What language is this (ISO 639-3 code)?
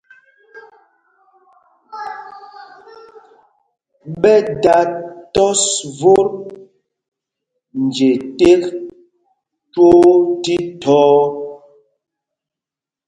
mgg